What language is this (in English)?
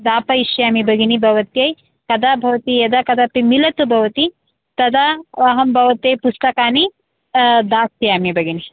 Sanskrit